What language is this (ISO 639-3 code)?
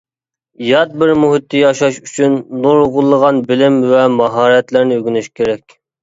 uig